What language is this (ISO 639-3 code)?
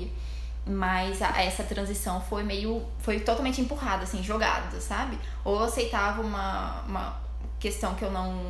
por